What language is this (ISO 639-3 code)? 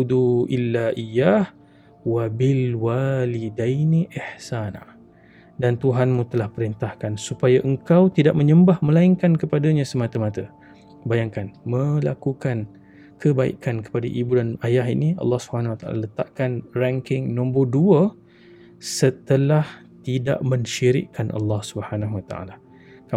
msa